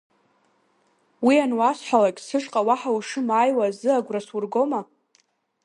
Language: Abkhazian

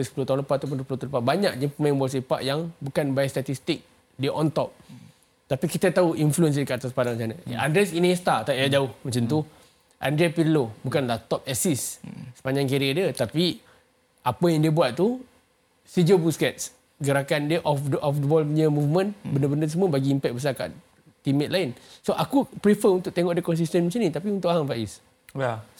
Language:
Malay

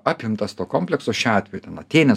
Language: Lithuanian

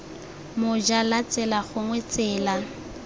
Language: Tswana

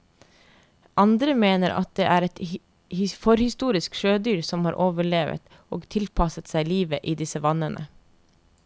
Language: Norwegian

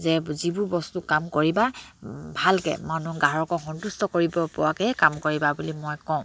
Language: Assamese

